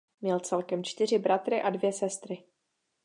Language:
Czech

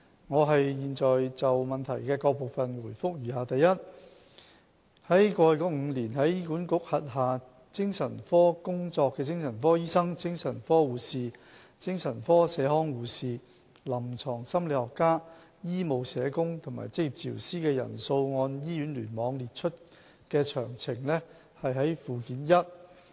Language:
Cantonese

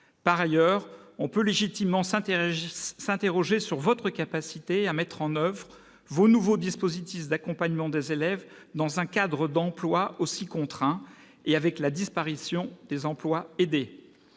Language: French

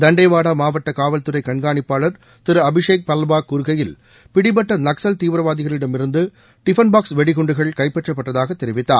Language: Tamil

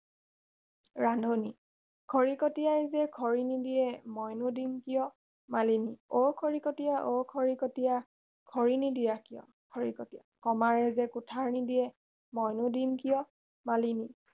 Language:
Assamese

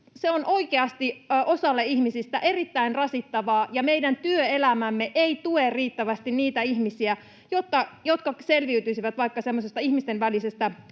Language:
Finnish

